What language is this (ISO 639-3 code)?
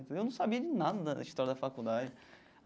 por